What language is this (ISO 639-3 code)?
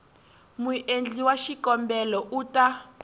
tso